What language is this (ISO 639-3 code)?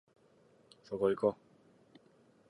jpn